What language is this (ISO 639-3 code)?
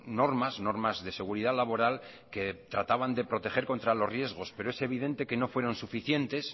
spa